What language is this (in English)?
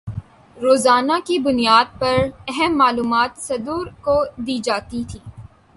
Urdu